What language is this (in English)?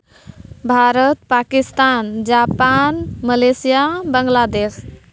Santali